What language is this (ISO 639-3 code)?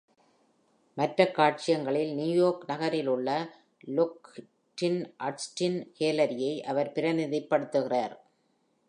tam